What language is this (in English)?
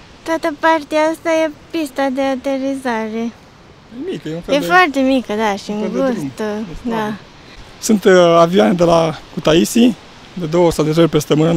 Romanian